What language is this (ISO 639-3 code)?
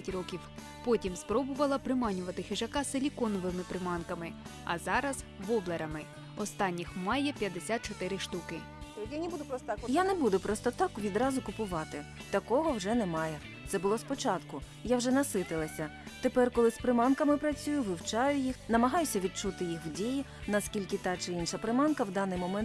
ukr